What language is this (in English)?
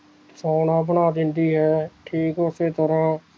Punjabi